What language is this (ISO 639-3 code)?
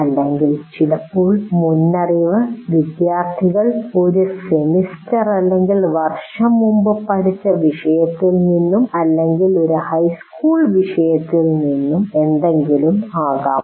mal